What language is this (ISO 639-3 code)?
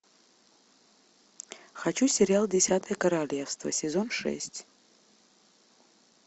rus